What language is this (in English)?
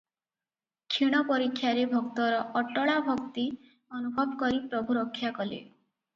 Odia